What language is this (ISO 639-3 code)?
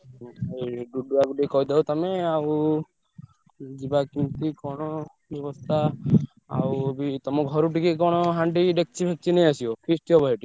ori